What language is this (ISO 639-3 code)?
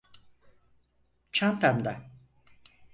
tur